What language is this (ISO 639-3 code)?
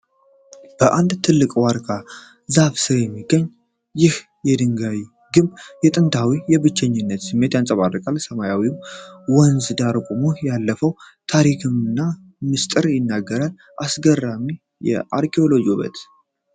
amh